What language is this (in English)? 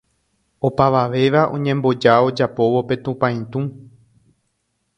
Guarani